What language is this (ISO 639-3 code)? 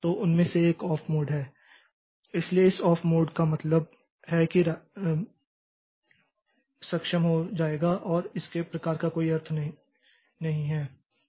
hin